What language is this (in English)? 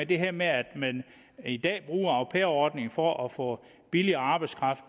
Danish